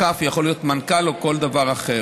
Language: Hebrew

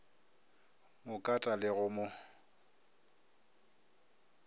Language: Northern Sotho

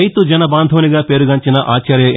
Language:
Telugu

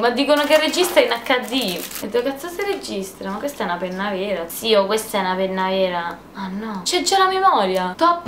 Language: Italian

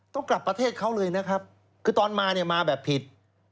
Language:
Thai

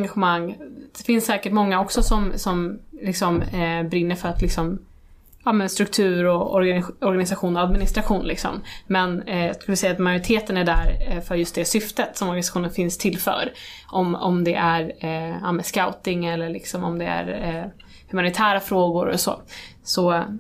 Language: Swedish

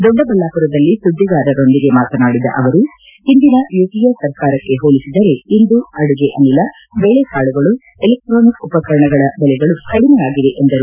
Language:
Kannada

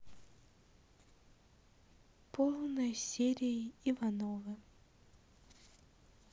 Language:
Russian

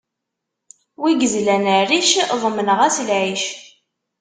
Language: Kabyle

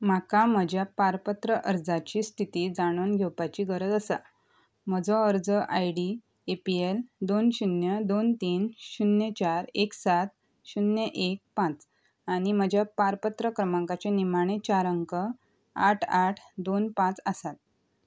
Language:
Konkani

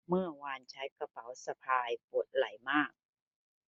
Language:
Thai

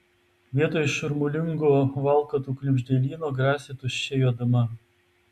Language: Lithuanian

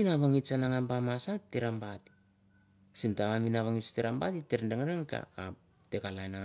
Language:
Mandara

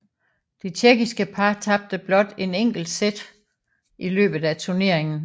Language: Danish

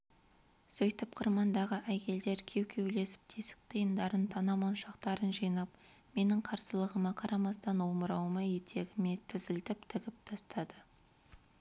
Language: Kazakh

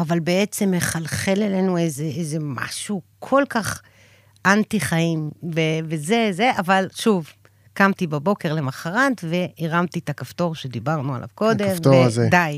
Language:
Hebrew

